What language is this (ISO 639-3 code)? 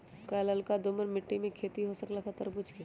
mag